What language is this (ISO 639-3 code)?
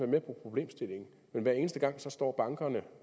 dan